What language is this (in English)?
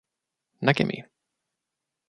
Finnish